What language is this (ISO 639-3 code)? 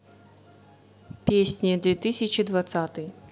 rus